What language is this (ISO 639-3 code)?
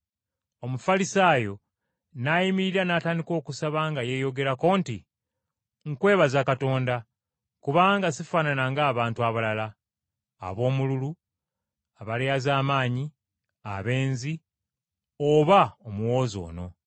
lug